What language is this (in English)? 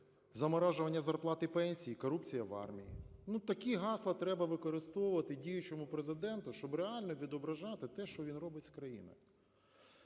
Ukrainian